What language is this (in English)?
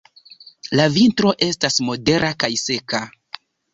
Esperanto